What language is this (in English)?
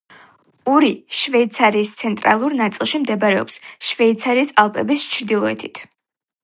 Georgian